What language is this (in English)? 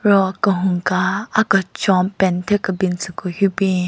Southern Rengma Naga